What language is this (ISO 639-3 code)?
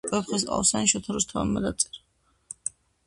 kat